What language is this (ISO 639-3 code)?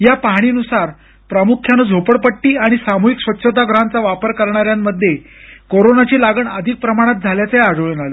mar